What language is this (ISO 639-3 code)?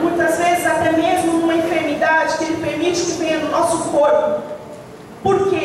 por